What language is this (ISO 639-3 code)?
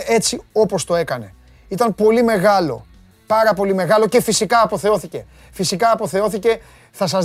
ell